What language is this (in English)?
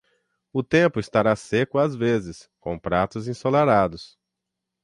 Portuguese